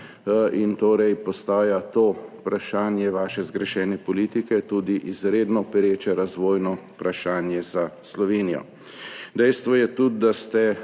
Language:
Slovenian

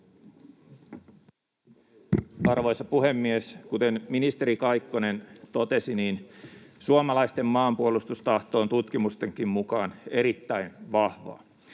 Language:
Finnish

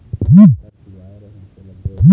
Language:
Chhattisgarhi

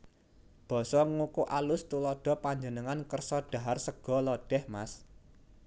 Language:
Javanese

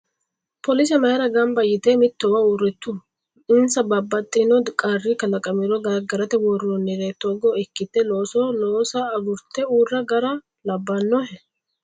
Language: Sidamo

